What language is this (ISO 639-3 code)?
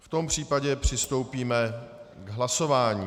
ces